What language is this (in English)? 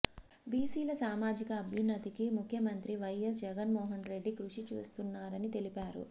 Telugu